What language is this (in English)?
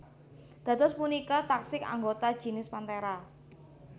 Javanese